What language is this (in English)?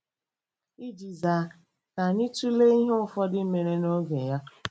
Igbo